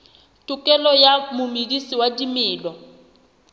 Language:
Southern Sotho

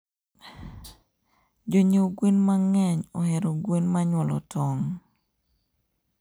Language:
Luo (Kenya and Tanzania)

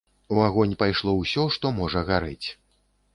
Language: Belarusian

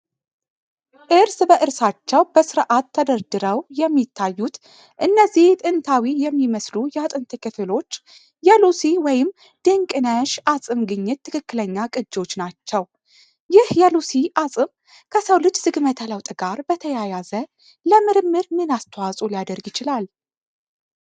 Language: Amharic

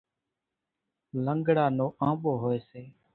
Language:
Kachi Koli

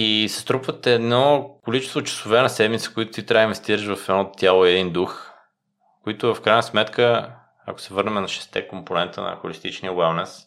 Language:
Bulgarian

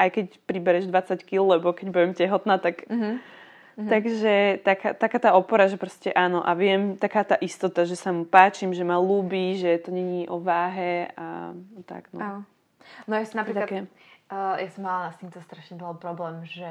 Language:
Slovak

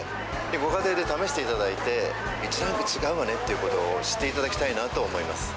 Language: Japanese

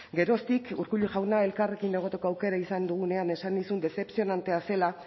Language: Basque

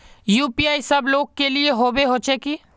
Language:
Magahi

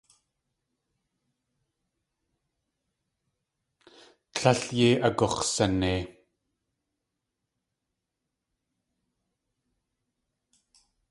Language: Tlingit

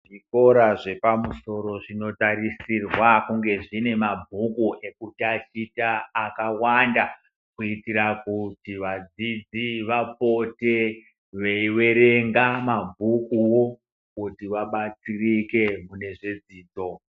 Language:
Ndau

